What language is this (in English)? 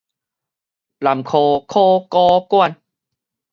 Min Nan Chinese